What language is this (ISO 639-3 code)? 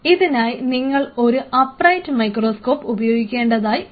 mal